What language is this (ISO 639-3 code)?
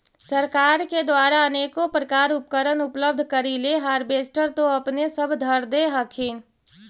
mag